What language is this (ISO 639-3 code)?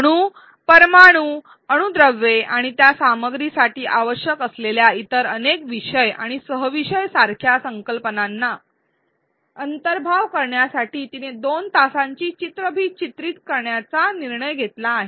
mar